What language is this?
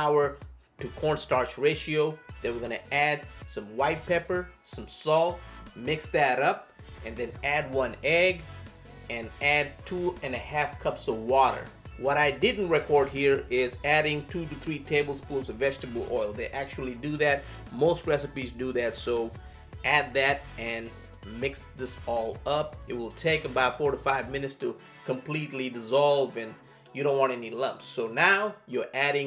English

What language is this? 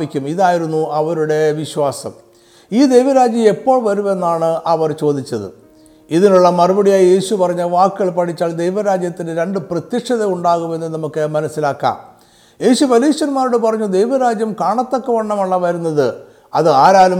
Malayalam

